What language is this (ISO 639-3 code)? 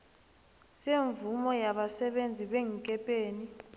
nbl